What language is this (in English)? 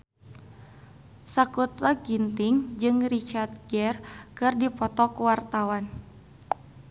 Sundanese